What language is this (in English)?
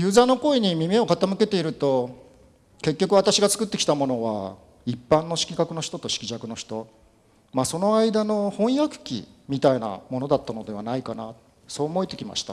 Japanese